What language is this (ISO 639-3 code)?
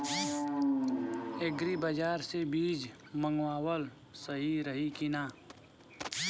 bho